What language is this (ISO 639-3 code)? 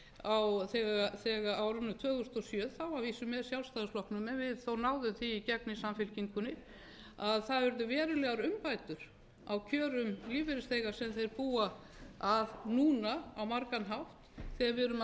isl